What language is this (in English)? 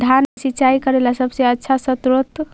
Magahi